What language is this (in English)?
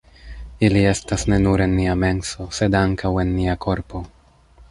Esperanto